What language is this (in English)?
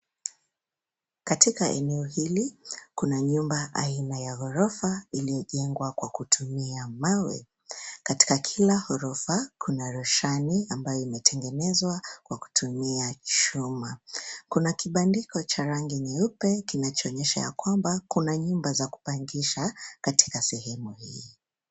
Swahili